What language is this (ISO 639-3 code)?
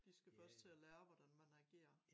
dan